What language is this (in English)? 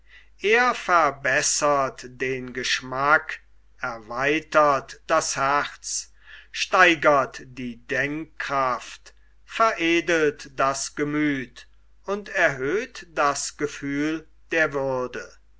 German